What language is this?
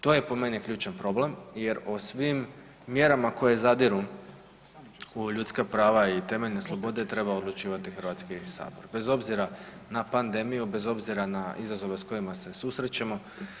Croatian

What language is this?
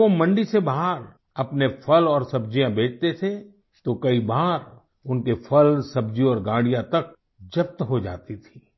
Hindi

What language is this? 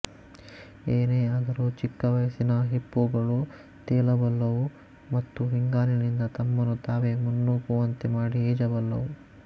Kannada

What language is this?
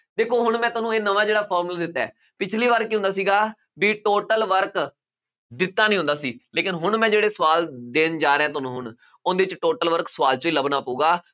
Punjabi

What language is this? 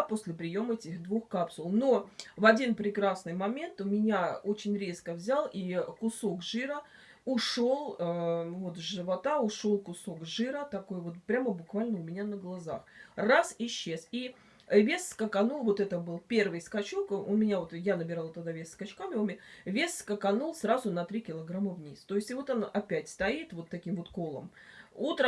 Russian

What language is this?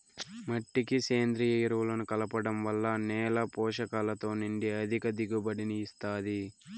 Telugu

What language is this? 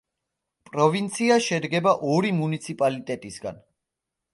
Georgian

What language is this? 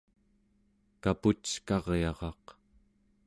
Central Yupik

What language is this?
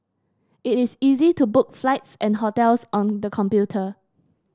English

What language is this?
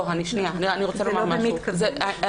Hebrew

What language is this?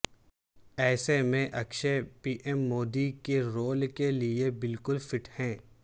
Urdu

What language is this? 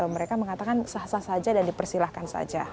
Indonesian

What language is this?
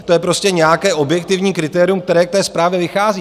Czech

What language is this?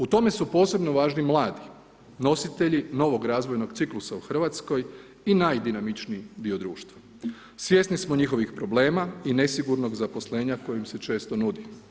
Croatian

